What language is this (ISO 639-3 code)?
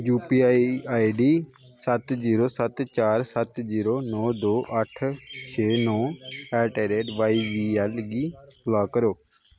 doi